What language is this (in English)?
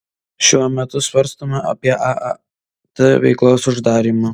Lithuanian